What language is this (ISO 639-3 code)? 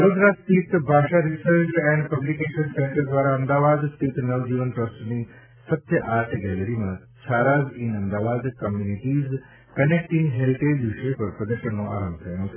guj